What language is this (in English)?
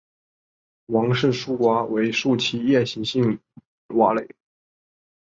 Chinese